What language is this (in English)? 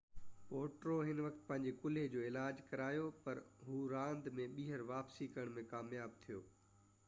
Sindhi